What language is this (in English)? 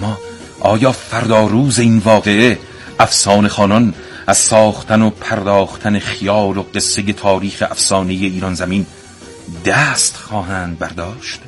Persian